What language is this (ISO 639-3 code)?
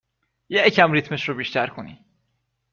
fas